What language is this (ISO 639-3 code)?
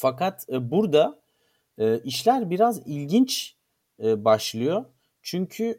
tur